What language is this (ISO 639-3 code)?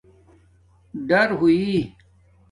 dmk